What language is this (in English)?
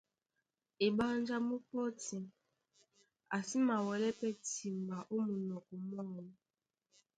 Duala